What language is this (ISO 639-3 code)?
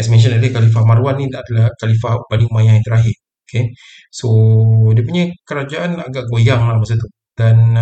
msa